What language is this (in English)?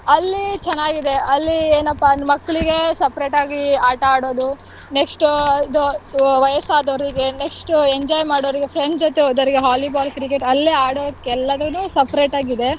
Kannada